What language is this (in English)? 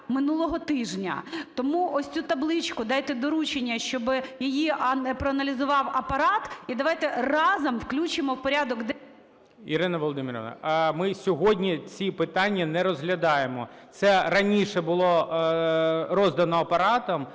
Ukrainian